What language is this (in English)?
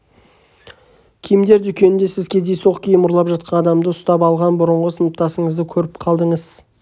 Kazakh